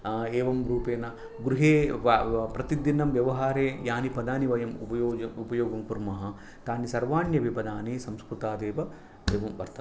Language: Sanskrit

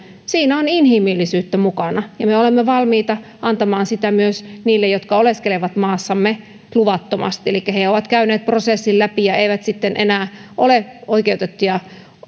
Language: Finnish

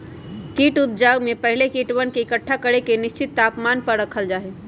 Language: Magahi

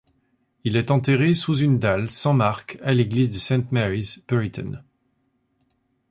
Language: French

